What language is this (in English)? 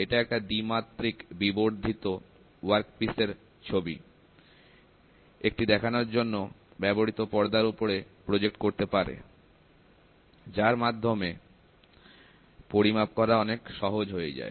Bangla